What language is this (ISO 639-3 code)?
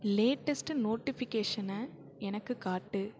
tam